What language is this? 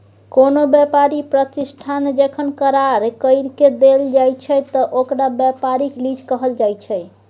Maithili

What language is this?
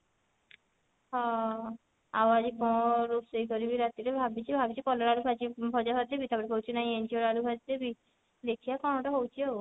Odia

